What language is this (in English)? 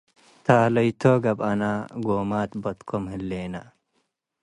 Tigre